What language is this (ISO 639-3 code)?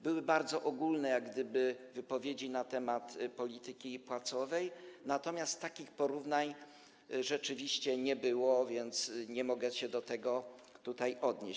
pol